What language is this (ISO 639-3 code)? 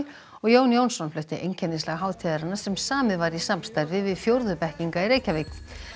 isl